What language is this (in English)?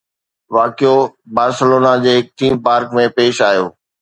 Sindhi